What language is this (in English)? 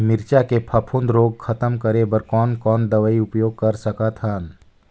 Chhattisgarhi